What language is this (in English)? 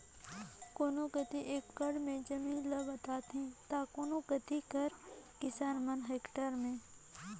Chhattisgarhi